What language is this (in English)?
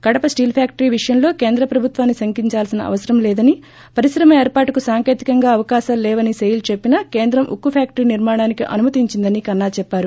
Telugu